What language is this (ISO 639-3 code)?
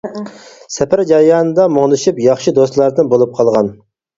uig